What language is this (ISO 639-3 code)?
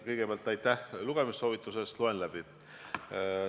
est